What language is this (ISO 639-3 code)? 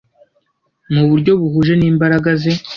kin